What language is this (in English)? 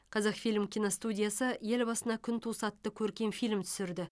Kazakh